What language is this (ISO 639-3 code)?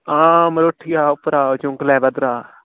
doi